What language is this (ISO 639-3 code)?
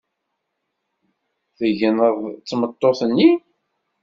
kab